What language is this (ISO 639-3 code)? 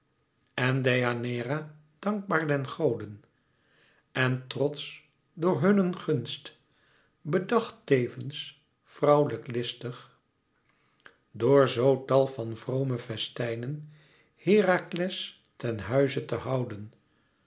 nld